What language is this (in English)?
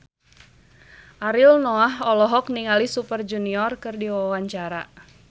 Sundanese